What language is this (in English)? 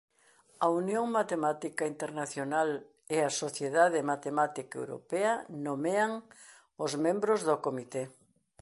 Galician